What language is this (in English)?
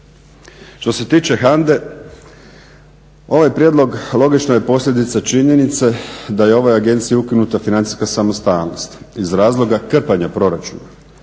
Croatian